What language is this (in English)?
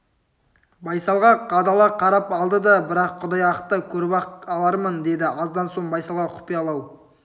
Kazakh